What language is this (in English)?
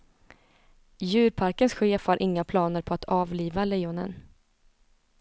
Swedish